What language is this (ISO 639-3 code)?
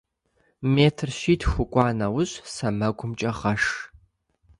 kbd